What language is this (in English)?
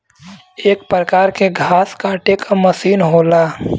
Bhojpuri